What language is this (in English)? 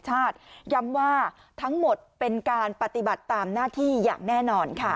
Thai